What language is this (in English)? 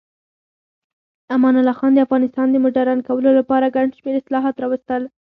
Pashto